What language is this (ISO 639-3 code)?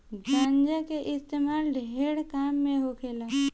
bho